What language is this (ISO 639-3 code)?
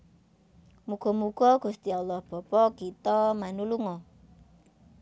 jav